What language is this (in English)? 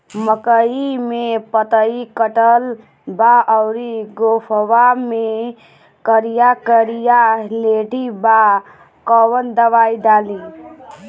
Bhojpuri